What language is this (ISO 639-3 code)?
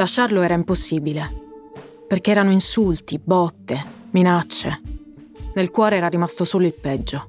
ita